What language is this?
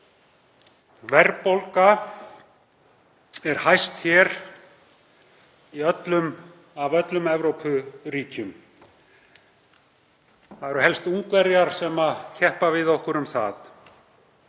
Icelandic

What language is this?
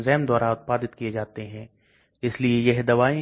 Hindi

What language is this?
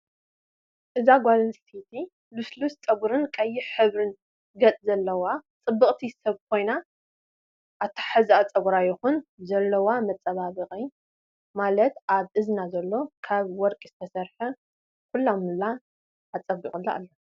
Tigrinya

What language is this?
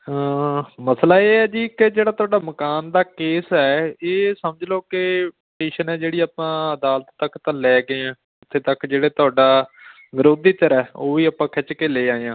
Punjabi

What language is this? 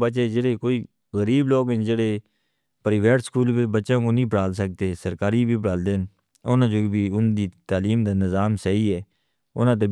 Northern Hindko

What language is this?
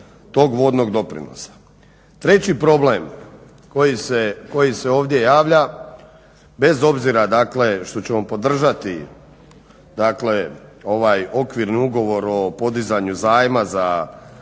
Croatian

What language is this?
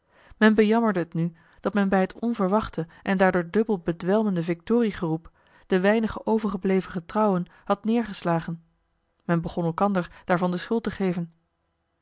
Dutch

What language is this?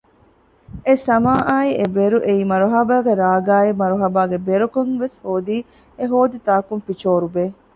Divehi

